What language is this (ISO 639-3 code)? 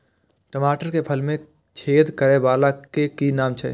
mai